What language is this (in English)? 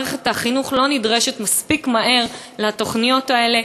Hebrew